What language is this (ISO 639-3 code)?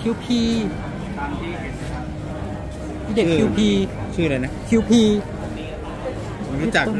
tha